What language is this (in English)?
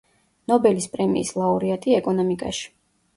Georgian